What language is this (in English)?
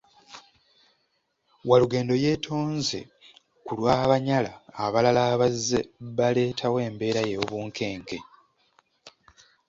Ganda